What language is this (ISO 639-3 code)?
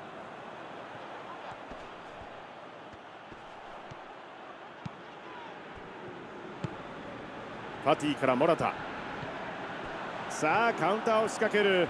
jpn